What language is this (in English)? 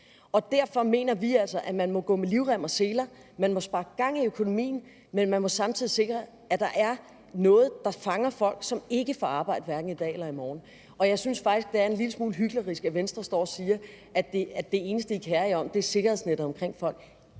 Danish